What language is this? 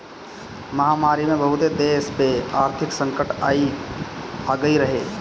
Bhojpuri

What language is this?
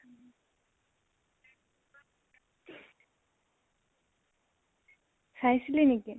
Assamese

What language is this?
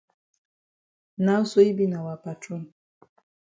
Cameroon Pidgin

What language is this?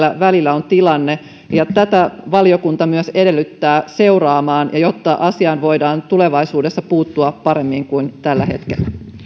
Finnish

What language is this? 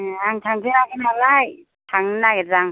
Bodo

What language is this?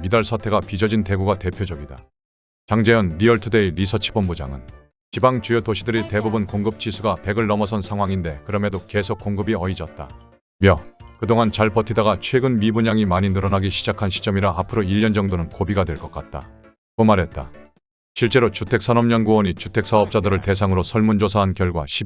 Korean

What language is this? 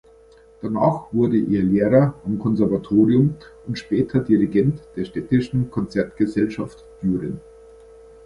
German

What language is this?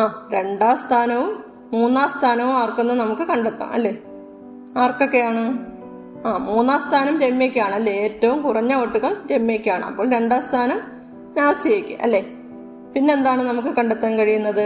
Malayalam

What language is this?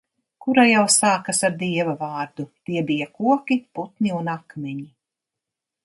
Latvian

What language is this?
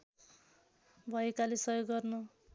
Nepali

